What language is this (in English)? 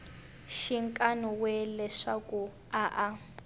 Tsonga